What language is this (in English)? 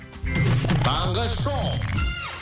Kazakh